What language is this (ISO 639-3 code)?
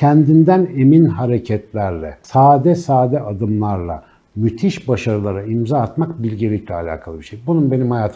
tur